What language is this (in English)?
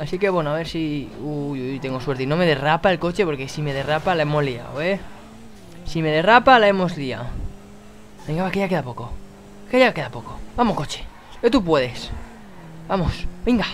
Spanish